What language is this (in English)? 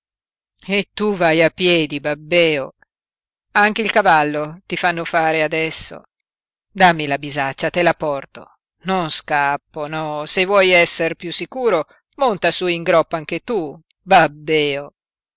Italian